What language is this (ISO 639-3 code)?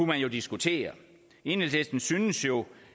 dan